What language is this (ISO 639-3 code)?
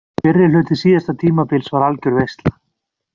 isl